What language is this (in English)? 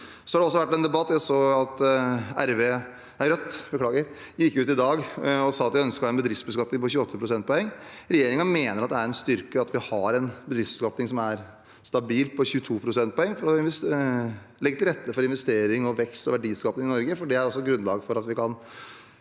Norwegian